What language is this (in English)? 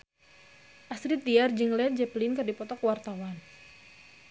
Sundanese